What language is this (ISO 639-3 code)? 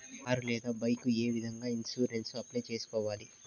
tel